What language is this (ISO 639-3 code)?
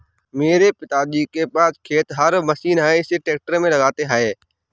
hin